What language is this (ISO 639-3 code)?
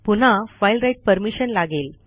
mar